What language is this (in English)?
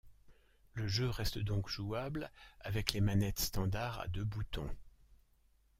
French